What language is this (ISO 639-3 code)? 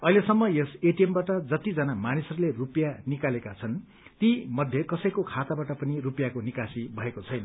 nep